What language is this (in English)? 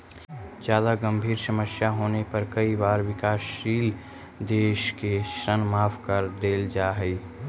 Magahi